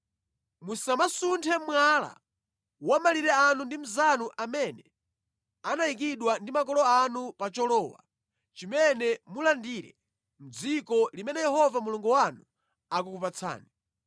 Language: Nyanja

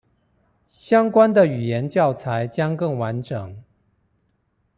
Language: Chinese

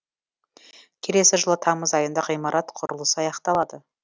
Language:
Kazakh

